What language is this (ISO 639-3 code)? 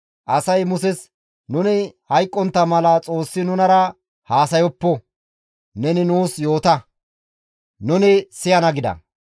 gmv